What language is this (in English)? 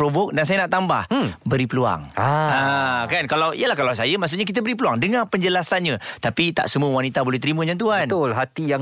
Malay